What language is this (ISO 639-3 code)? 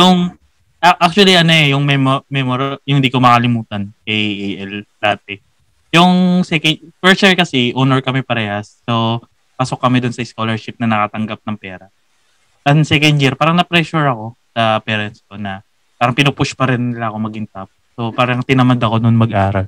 fil